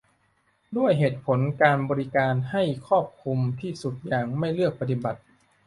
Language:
Thai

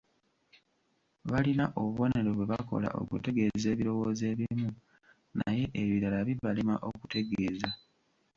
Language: Ganda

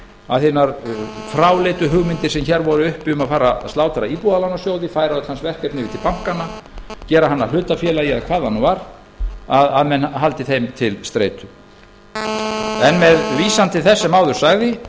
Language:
Icelandic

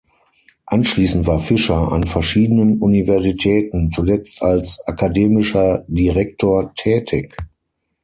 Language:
German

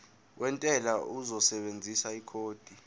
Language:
Zulu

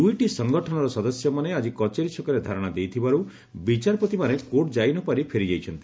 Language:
Odia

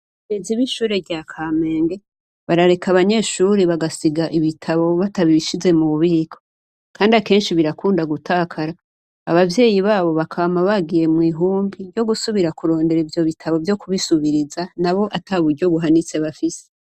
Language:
Rundi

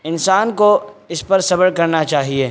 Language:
Urdu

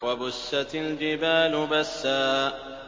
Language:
Arabic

